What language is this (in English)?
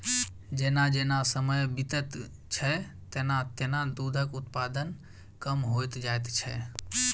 Maithili